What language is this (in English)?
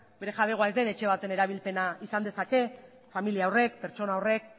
Basque